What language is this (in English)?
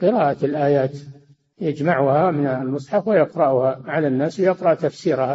Arabic